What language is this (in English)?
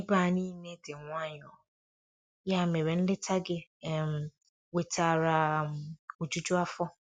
Igbo